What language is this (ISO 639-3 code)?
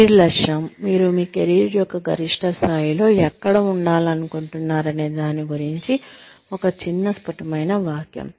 tel